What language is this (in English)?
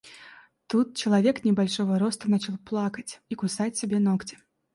Russian